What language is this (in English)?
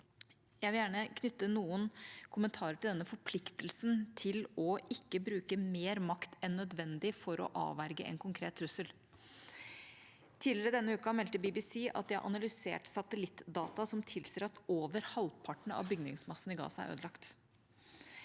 Norwegian